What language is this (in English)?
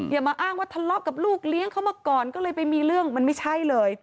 Thai